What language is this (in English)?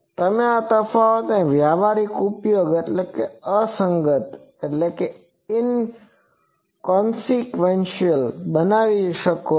Gujarati